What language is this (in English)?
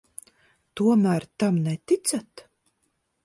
Latvian